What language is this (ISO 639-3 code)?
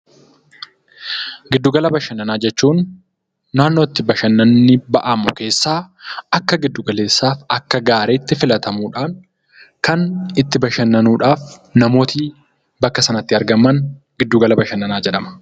orm